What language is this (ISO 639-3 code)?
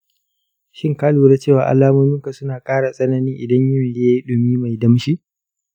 hau